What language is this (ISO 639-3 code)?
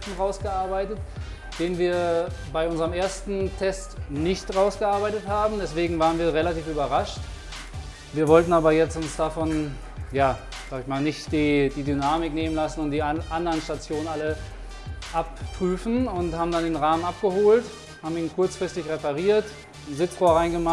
deu